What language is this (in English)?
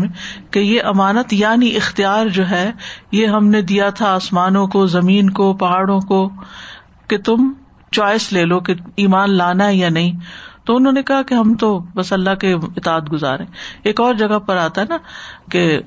Urdu